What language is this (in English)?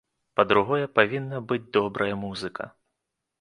Belarusian